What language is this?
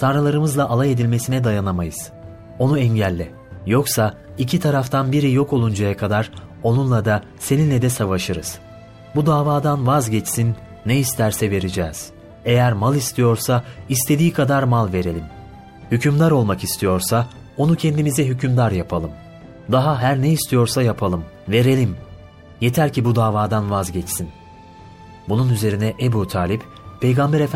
Turkish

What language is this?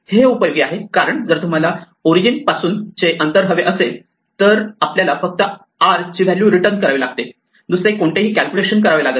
Marathi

